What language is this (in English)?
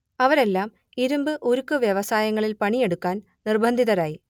Malayalam